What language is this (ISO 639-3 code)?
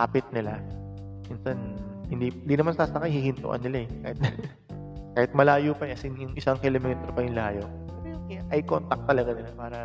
fil